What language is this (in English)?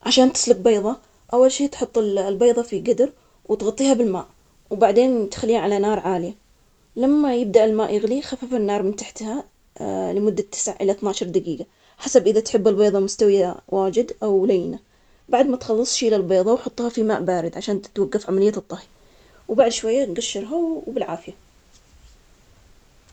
Omani Arabic